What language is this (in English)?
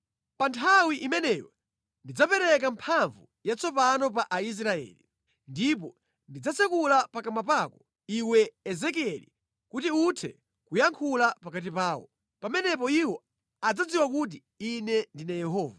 Nyanja